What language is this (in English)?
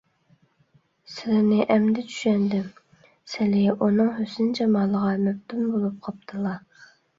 Uyghur